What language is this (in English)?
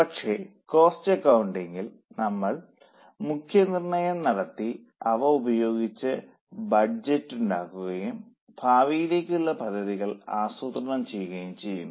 Malayalam